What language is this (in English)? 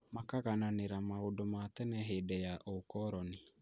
Kikuyu